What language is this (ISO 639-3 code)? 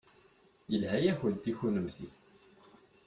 kab